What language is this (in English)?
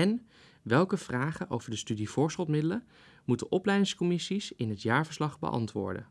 Dutch